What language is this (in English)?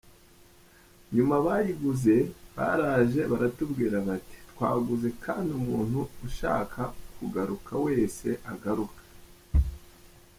Kinyarwanda